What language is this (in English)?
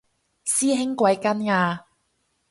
Cantonese